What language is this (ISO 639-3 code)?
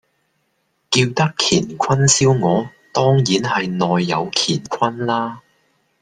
yue